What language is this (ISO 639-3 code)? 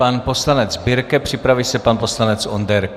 ces